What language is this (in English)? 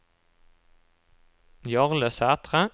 Norwegian